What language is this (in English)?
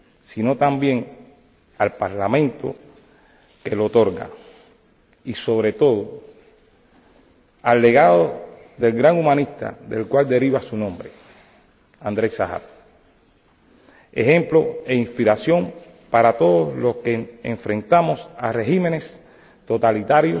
Spanish